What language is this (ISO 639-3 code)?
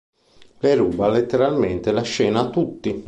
ita